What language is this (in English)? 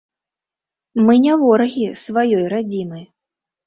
Belarusian